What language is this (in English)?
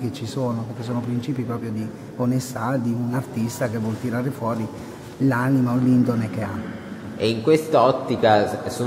Italian